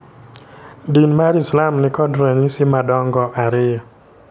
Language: Luo (Kenya and Tanzania)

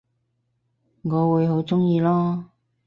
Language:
Cantonese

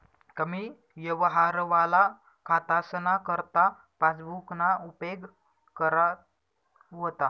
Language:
Marathi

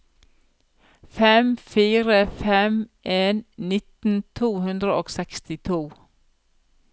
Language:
Norwegian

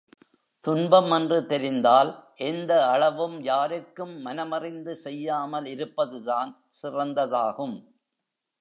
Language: Tamil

